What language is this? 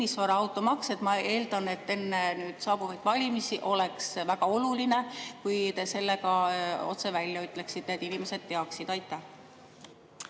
Estonian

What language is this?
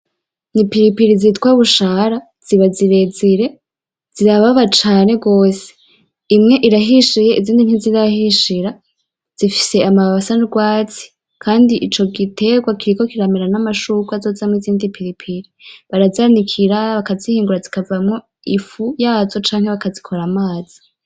Rundi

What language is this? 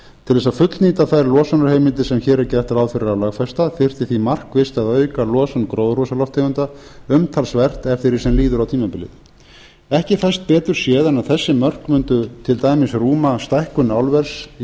Icelandic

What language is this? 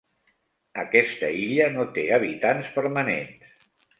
Catalan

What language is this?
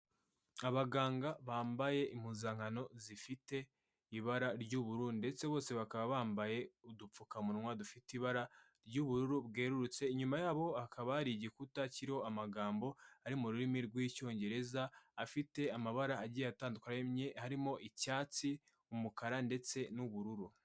Kinyarwanda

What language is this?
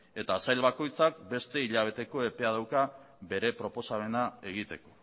Basque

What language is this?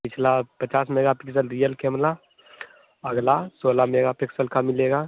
Hindi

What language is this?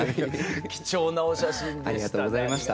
Japanese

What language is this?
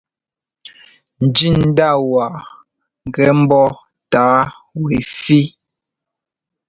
Ngomba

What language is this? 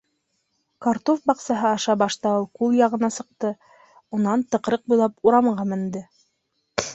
Bashkir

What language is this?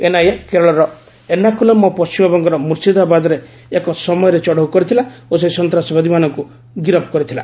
Odia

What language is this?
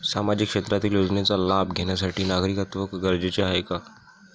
Marathi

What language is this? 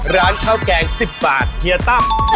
Thai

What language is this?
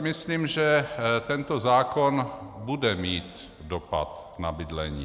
Czech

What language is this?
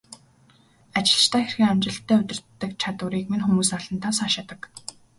Mongolian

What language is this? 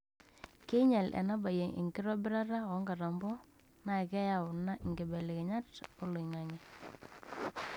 Masai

